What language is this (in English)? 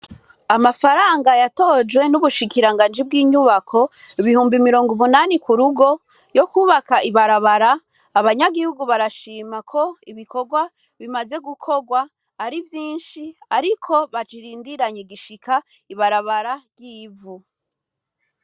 Rundi